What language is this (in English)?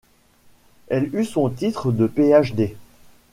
French